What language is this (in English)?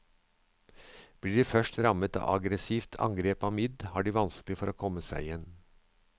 Norwegian